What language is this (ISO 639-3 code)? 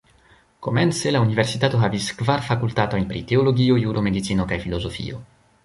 epo